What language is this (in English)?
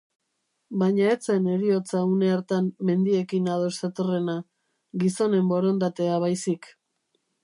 Basque